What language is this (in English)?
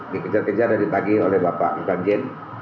Indonesian